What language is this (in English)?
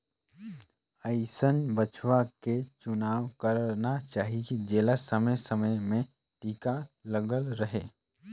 Chhattisgarhi